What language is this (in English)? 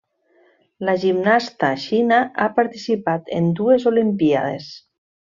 Catalan